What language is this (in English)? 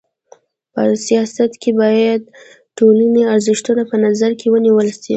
Pashto